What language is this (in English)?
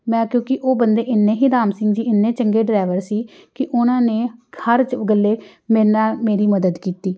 Punjabi